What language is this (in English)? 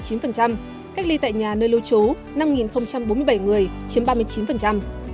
Vietnamese